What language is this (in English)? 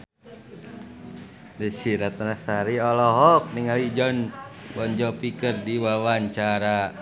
Sundanese